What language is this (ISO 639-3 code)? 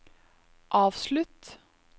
nor